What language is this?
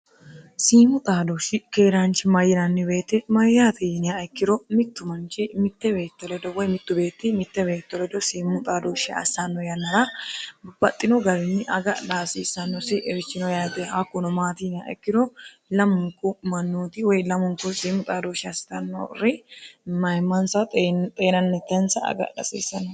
Sidamo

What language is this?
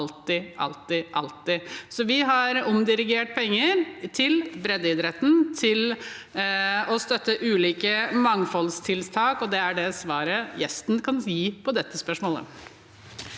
Norwegian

